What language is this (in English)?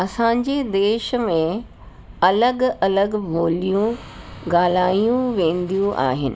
Sindhi